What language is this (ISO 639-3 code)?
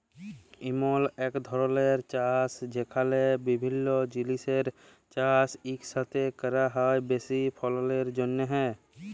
ben